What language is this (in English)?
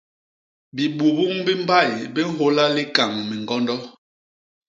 Basaa